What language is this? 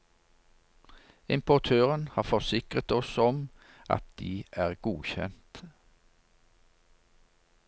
Norwegian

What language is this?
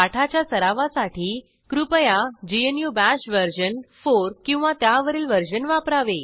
Marathi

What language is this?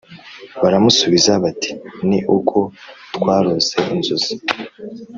Kinyarwanda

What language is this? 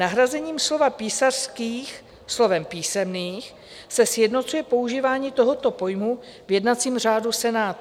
Czech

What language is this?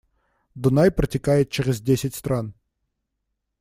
Russian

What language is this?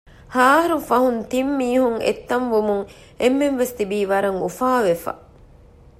Divehi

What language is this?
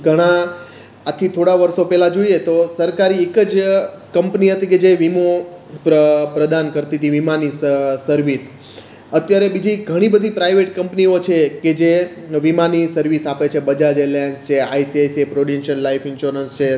Gujarati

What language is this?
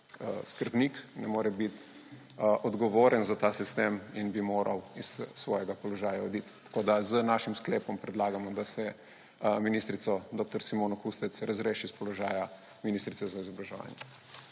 Slovenian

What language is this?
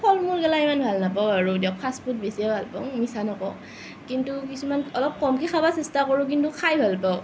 Assamese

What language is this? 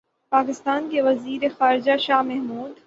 Urdu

